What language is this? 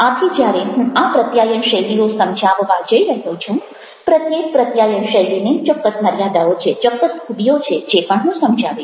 Gujarati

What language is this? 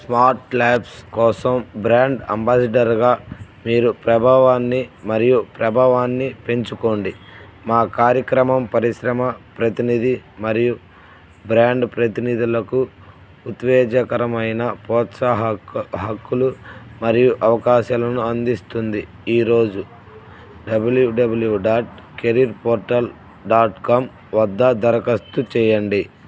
Telugu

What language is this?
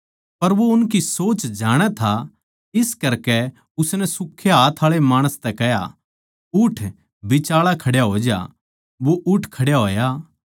Haryanvi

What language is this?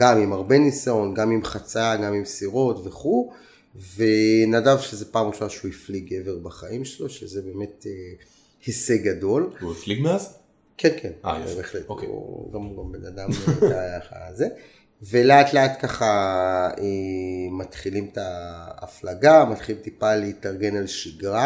Hebrew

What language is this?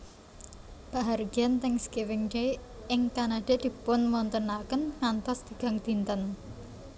Javanese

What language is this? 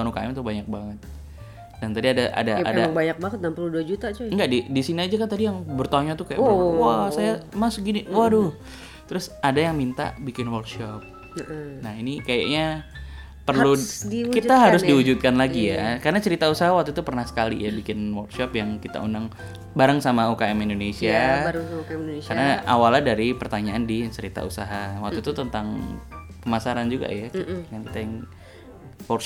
Indonesian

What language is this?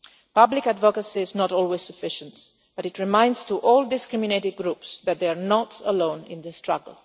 English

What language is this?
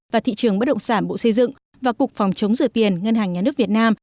Vietnamese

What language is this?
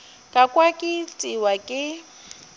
Northern Sotho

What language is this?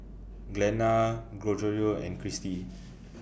English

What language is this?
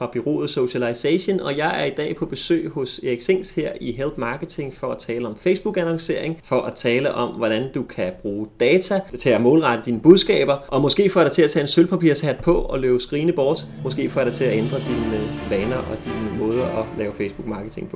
Danish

